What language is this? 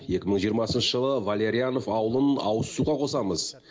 Kazakh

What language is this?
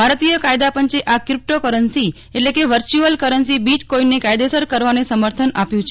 Gujarati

